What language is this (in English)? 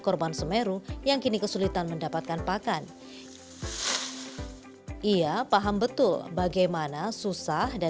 Indonesian